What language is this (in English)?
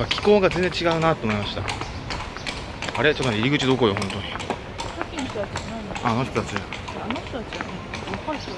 Japanese